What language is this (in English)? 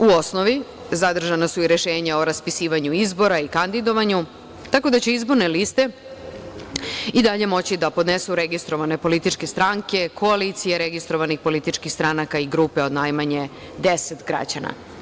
Serbian